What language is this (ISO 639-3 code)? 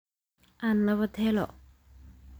som